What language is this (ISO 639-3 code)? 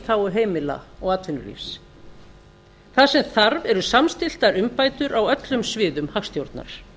isl